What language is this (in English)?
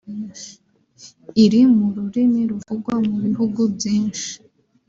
Kinyarwanda